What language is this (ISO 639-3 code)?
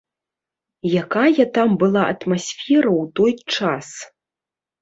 bel